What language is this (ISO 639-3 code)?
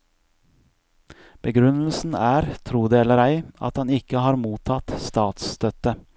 nor